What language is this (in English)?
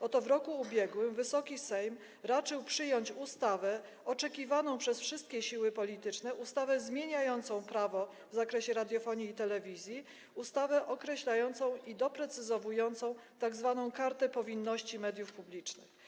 Polish